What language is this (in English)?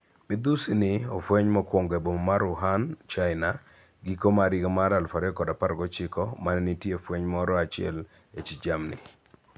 Luo (Kenya and Tanzania)